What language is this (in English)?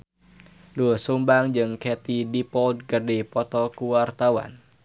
Sundanese